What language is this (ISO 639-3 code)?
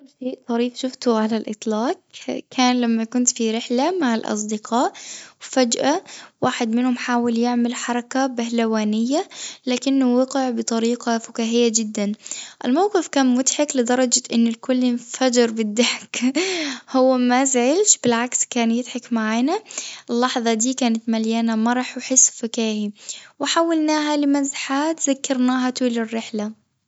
aeb